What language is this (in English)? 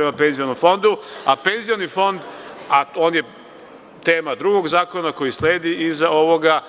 Serbian